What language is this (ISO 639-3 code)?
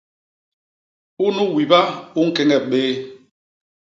bas